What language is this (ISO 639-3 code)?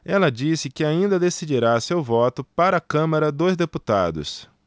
por